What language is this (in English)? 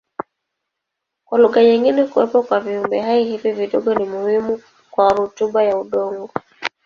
Swahili